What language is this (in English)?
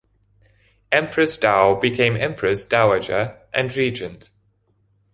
English